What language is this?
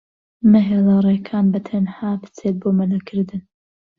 Central Kurdish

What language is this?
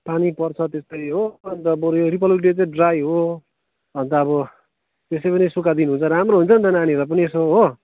Nepali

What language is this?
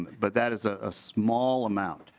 English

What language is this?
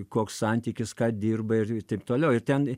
Lithuanian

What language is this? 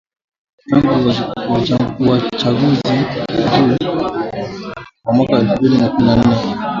Swahili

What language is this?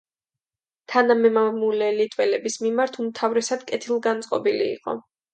Georgian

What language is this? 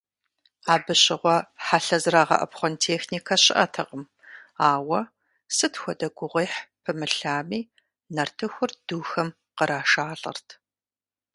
Kabardian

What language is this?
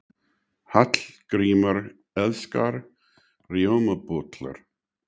Icelandic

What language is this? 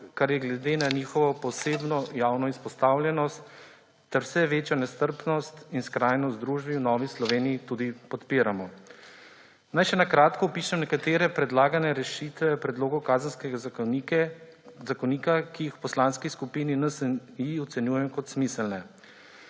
Slovenian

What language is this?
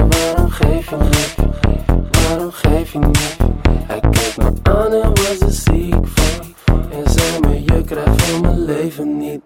Polish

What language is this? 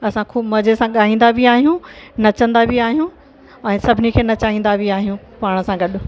Sindhi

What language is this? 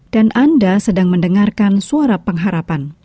Indonesian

